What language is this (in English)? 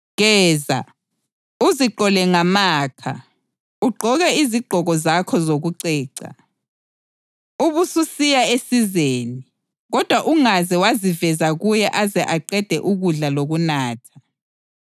North Ndebele